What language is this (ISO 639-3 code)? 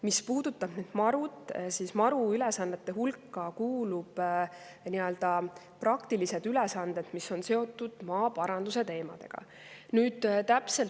est